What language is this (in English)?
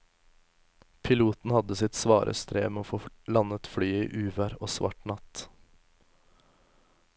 Norwegian